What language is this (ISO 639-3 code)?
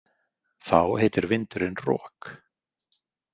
isl